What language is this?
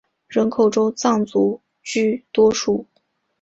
Chinese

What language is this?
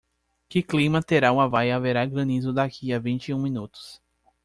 Portuguese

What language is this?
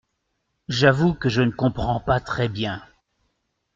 French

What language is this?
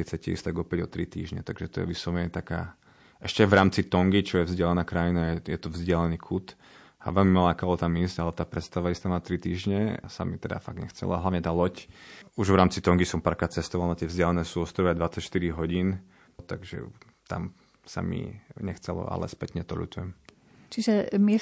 Slovak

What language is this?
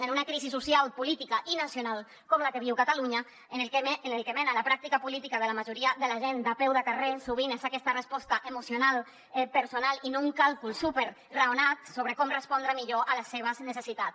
Catalan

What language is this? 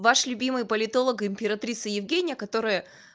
Russian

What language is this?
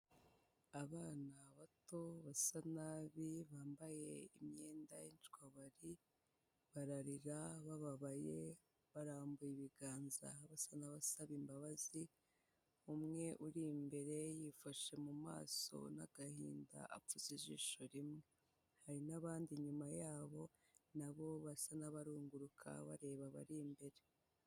Kinyarwanda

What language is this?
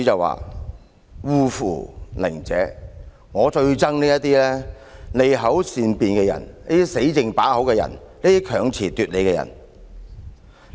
Cantonese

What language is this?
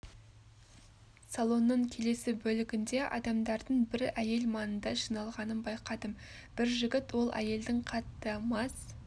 Kazakh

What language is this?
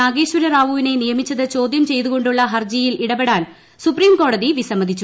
Malayalam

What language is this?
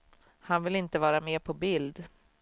Swedish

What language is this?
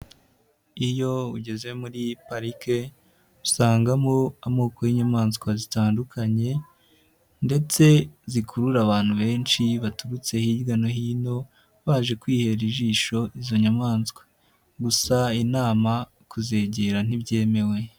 Kinyarwanda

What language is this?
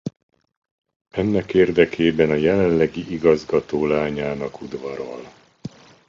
Hungarian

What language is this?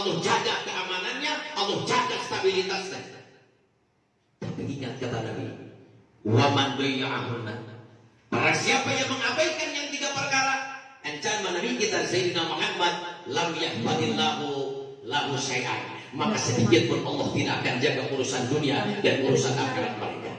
Indonesian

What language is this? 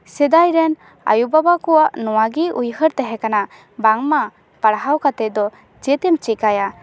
Santali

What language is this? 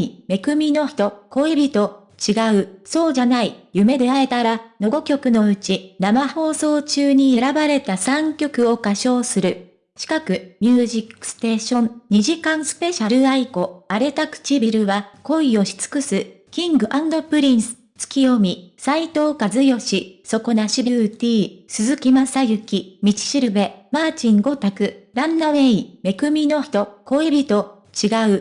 Japanese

